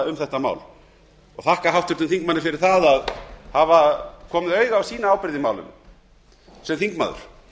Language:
Icelandic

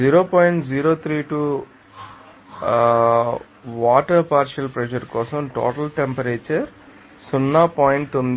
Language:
Telugu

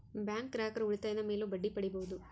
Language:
Kannada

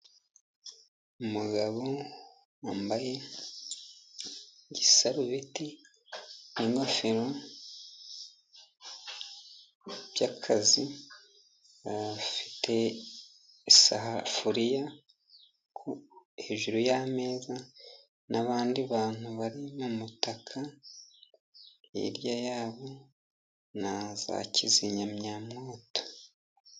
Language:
Kinyarwanda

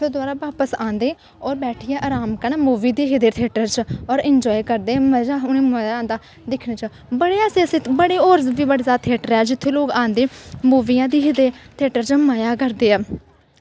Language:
Dogri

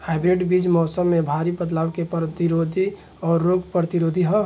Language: Bhojpuri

